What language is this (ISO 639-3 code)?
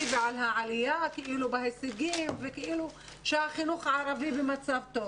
heb